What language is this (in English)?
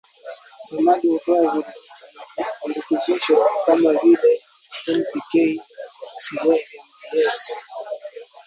Swahili